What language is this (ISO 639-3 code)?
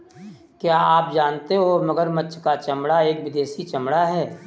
hin